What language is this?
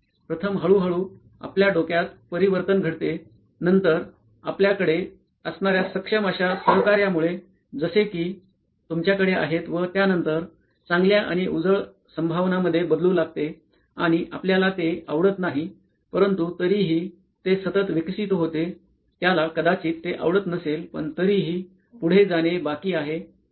Marathi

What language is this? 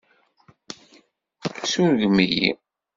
Kabyle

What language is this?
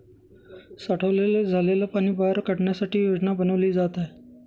Marathi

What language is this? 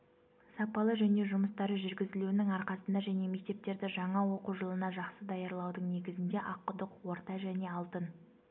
Kazakh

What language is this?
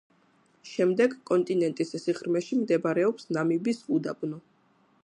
Georgian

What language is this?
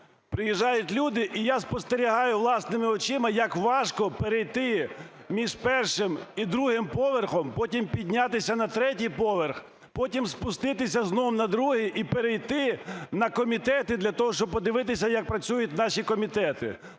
Ukrainian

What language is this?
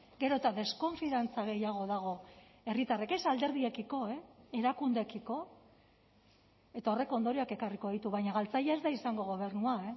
Basque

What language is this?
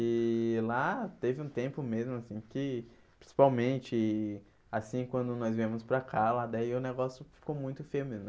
Portuguese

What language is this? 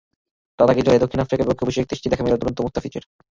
Bangla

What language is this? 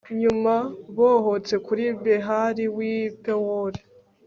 Kinyarwanda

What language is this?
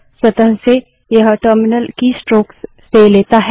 Hindi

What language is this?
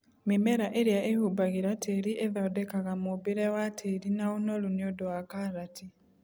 Kikuyu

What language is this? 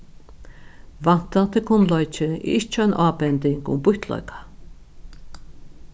Faroese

